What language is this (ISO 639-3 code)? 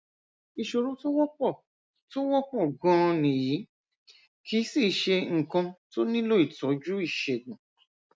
yor